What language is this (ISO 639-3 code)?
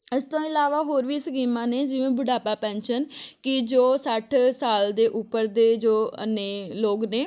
pan